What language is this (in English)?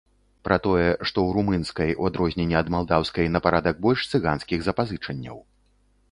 Belarusian